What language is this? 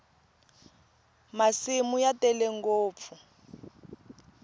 Tsonga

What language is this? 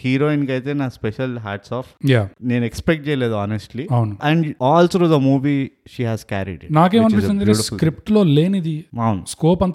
Telugu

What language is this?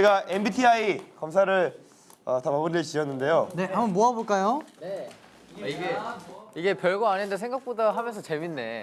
Korean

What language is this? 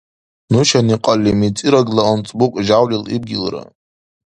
Dargwa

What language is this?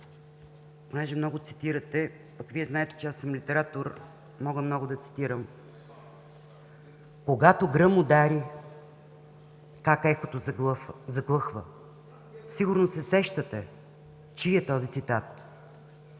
Bulgarian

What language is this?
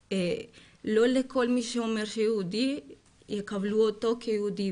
Hebrew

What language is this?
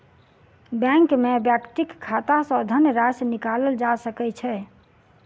Maithili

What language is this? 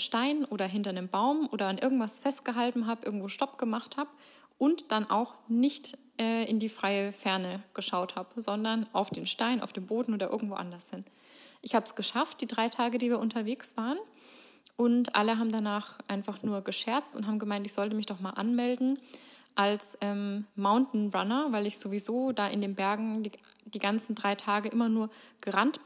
German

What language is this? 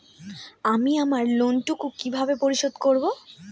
Bangla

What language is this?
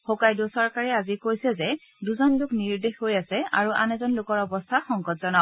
Assamese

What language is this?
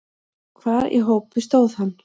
Icelandic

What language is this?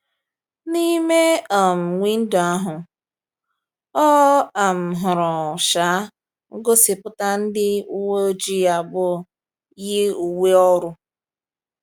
Igbo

